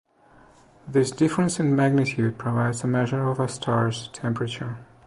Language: English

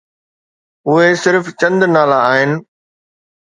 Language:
Sindhi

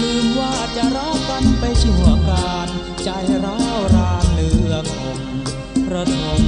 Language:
Thai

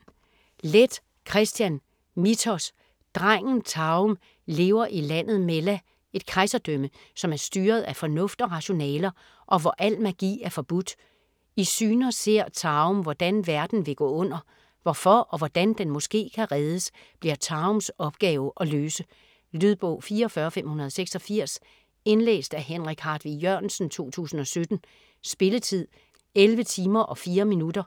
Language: Danish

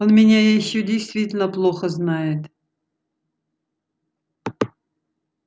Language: Russian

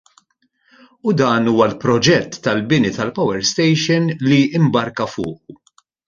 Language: Maltese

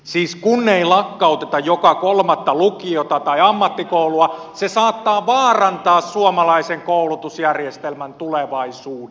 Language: Finnish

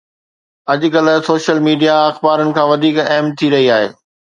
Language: Sindhi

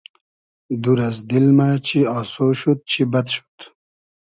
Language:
Hazaragi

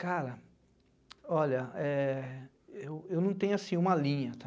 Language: Portuguese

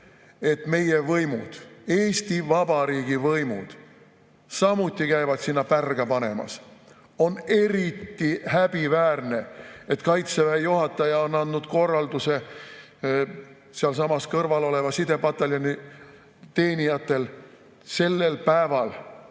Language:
Estonian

